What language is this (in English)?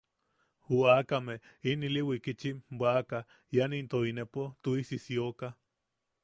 Yaqui